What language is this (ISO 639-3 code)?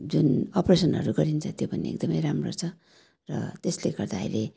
nep